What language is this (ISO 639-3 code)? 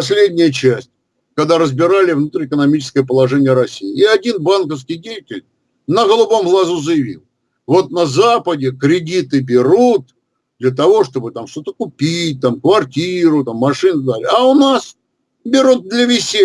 rus